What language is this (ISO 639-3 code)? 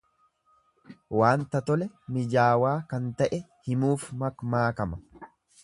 orm